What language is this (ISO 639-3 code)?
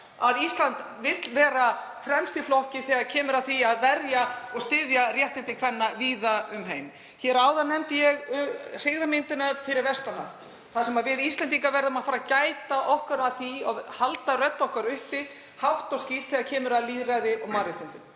isl